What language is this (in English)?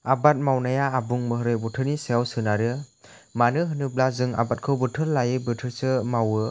Bodo